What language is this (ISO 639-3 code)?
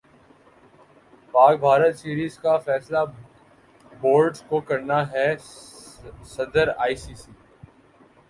urd